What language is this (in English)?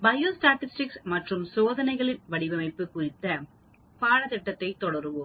Tamil